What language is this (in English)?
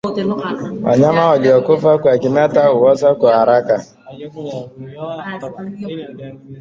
Swahili